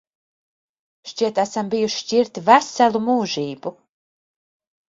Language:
Latvian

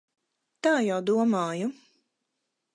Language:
Latvian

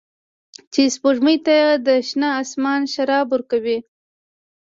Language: Pashto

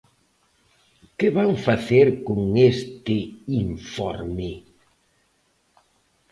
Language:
Galician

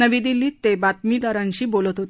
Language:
Marathi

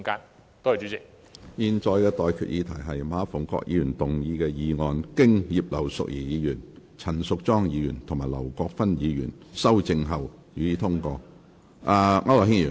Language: Cantonese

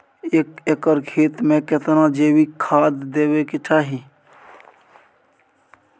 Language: Maithili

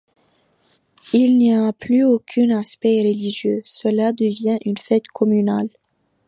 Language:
French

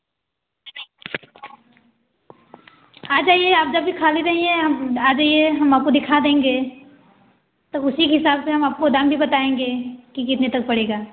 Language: Hindi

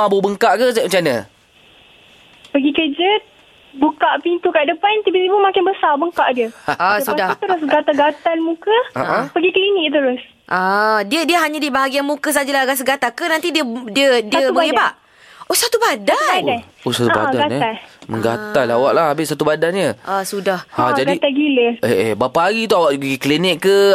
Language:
Malay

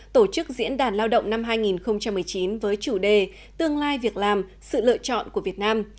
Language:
Vietnamese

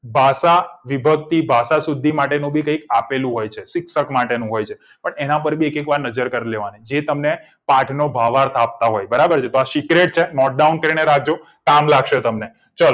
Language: Gujarati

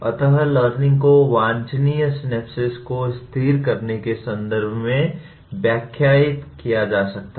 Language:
Hindi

